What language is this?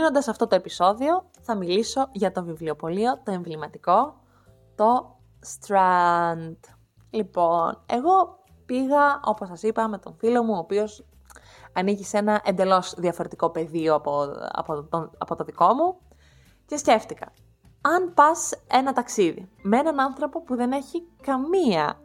Greek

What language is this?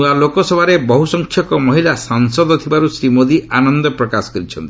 Odia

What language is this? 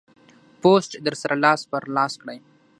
Pashto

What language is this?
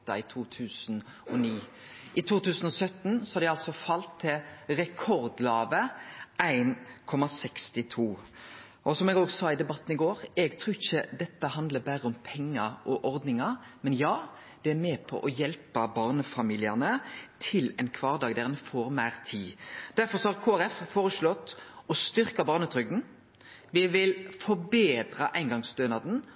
Norwegian Nynorsk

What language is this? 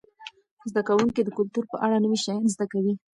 Pashto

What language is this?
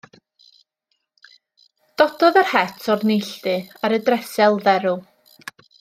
Welsh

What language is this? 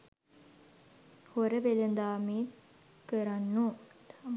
Sinhala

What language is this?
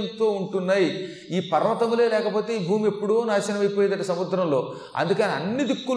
Telugu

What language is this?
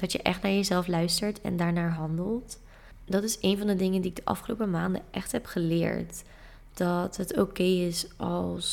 Dutch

